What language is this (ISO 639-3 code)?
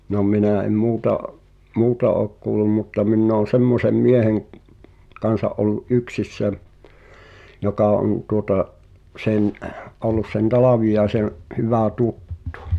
fin